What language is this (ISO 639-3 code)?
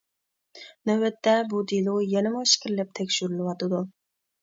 uig